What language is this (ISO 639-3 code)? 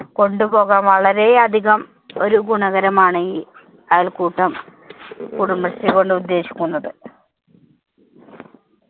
mal